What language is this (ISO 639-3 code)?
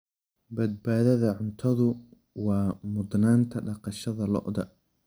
som